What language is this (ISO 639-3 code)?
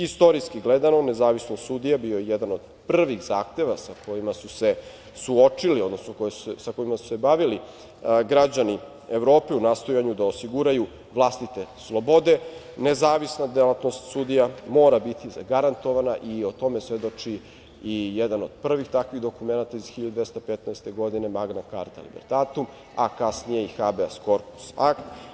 srp